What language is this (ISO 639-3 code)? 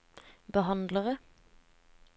nor